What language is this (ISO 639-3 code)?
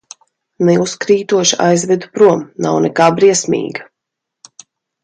lav